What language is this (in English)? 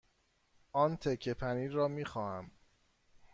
Persian